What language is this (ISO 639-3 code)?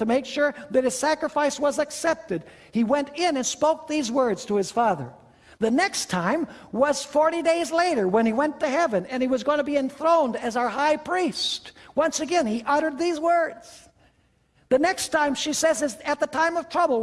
eng